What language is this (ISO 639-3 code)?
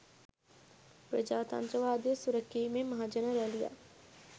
sin